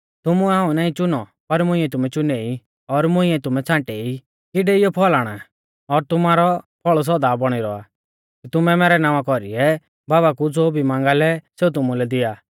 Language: Mahasu Pahari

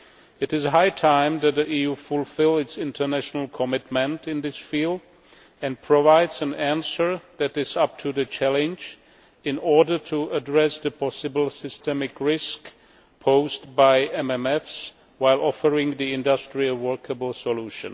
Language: English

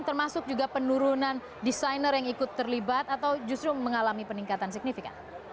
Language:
Indonesian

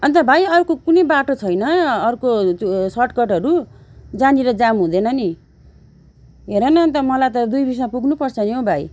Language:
Nepali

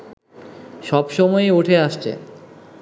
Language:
Bangla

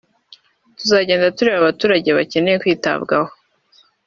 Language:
Kinyarwanda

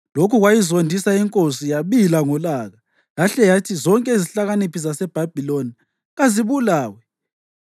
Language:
North Ndebele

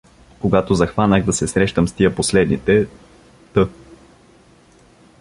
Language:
Bulgarian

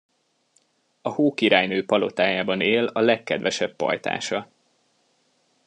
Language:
Hungarian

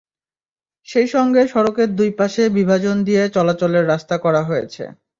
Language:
Bangla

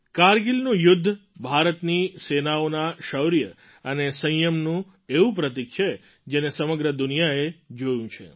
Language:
Gujarati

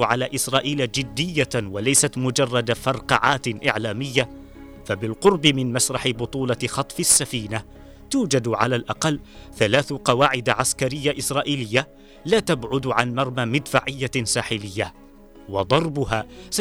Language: Arabic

